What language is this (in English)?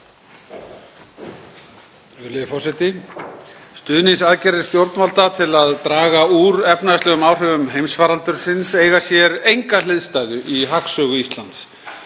Icelandic